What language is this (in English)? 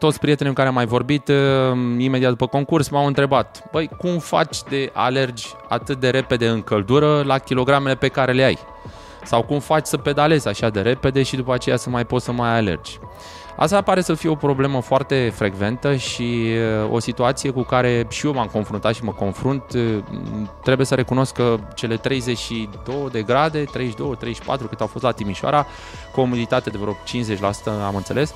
Romanian